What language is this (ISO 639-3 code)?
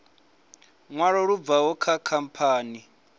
ven